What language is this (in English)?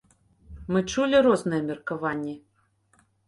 Belarusian